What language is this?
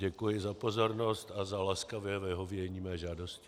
Czech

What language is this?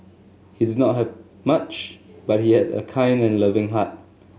English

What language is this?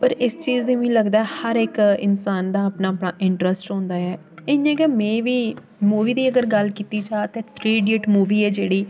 Dogri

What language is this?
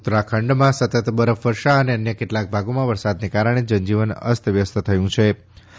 Gujarati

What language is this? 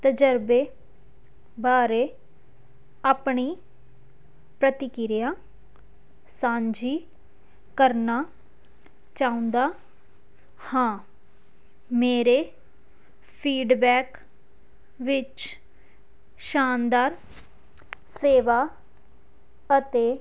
Punjabi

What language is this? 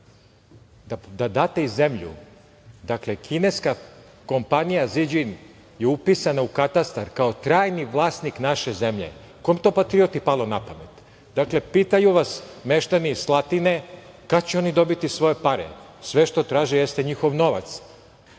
Serbian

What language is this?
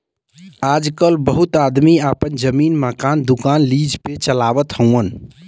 Bhojpuri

